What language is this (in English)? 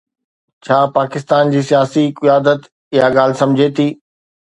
Sindhi